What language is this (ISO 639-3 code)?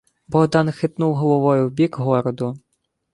ukr